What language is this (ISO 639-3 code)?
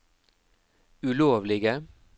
nor